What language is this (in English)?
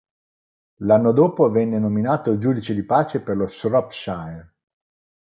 Italian